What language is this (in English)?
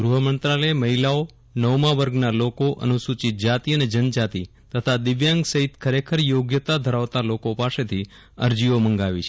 Gujarati